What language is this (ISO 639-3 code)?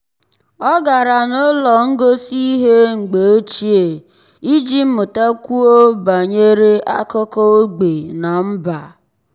ibo